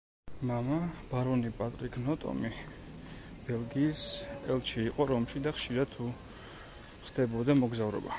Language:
Georgian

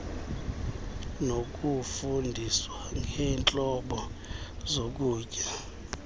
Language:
Xhosa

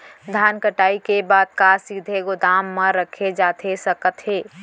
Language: Chhattisgarhi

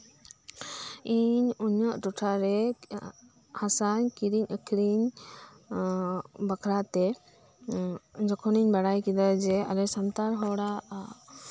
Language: Santali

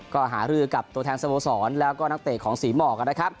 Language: Thai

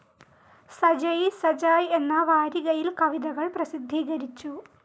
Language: Malayalam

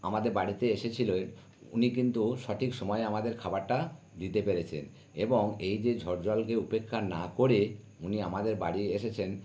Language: Bangla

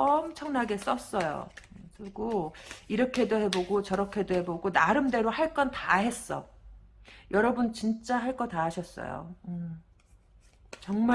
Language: Korean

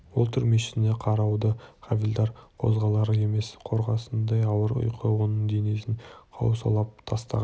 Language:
Kazakh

